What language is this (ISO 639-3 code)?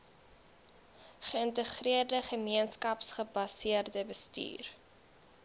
afr